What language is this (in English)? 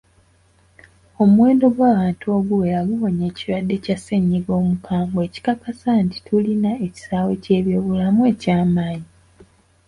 Ganda